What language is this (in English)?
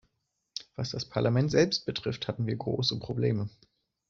German